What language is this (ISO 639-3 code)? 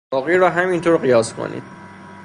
fas